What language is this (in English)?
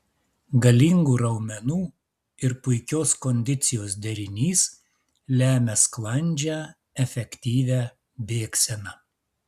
Lithuanian